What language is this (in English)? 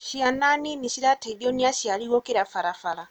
Kikuyu